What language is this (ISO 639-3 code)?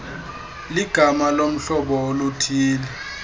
xho